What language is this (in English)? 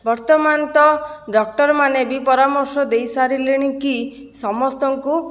Odia